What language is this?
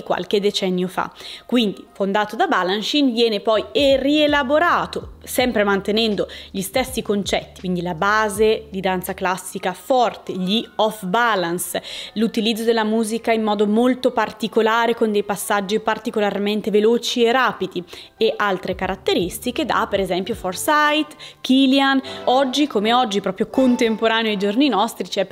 Italian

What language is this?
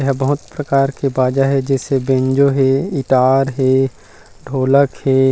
Chhattisgarhi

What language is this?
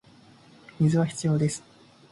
Japanese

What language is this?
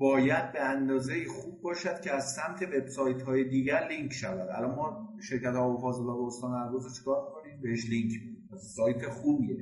Persian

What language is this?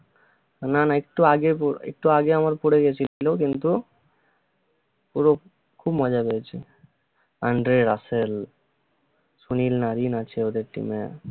Bangla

